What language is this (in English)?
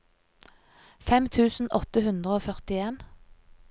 Norwegian